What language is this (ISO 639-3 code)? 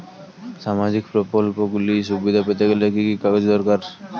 ben